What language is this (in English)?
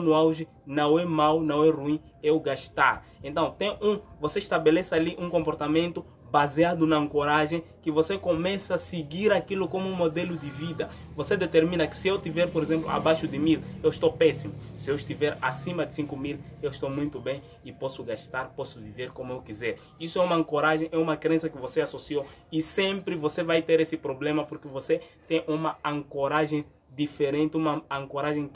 Portuguese